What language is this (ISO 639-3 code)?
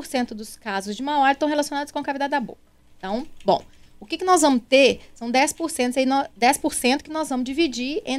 por